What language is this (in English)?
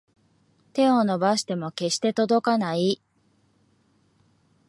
Japanese